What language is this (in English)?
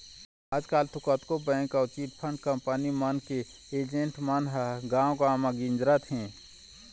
Chhattisgarhi